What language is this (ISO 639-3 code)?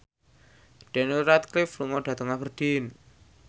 jav